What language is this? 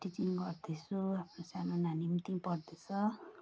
Nepali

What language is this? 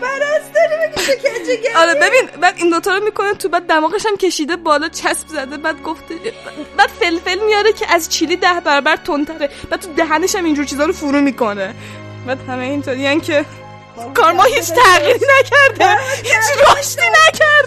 Persian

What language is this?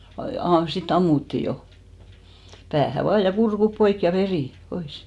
Finnish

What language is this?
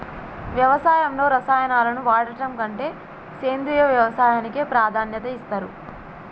Telugu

